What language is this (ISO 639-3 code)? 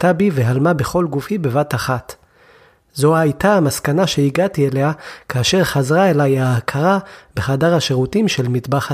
heb